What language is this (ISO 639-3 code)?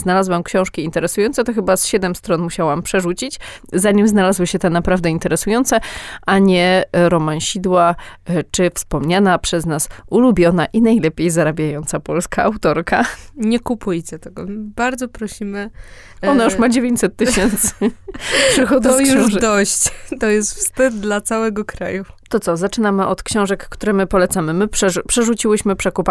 pol